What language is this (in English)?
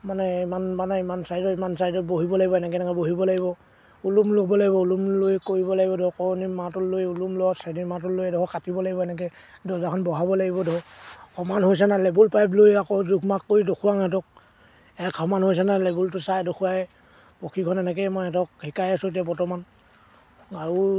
Assamese